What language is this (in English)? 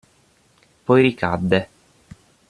Italian